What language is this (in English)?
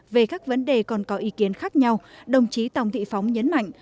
Vietnamese